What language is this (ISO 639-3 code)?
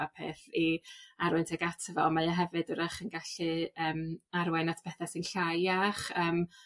cym